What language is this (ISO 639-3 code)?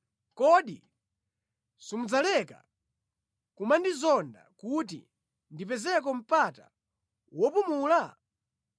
nya